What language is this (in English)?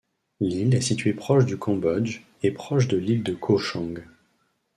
French